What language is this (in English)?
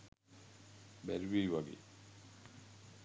Sinhala